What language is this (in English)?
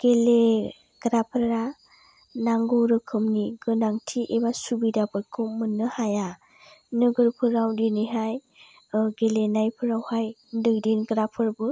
Bodo